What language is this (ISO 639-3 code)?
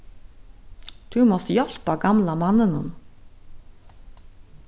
fao